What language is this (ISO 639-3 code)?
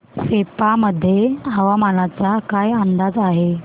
mar